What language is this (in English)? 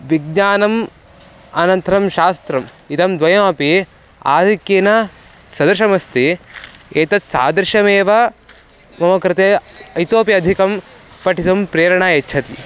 Sanskrit